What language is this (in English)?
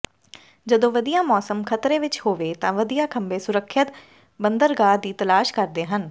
Punjabi